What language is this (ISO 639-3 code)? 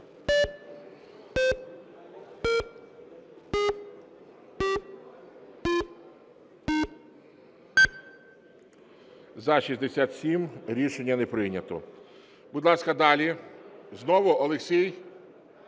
ukr